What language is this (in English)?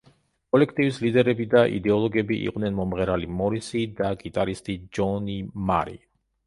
Georgian